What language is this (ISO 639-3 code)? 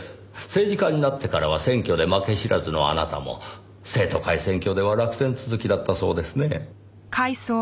jpn